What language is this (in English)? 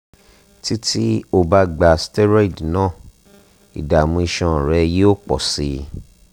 Yoruba